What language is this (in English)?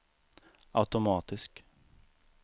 Swedish